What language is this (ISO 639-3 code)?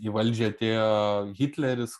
lit